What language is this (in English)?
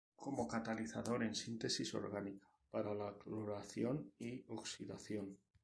Spanish